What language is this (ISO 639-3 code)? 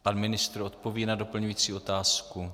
ces